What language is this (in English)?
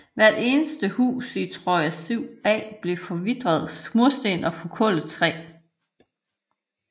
Danish